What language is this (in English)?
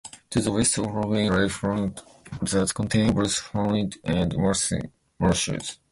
English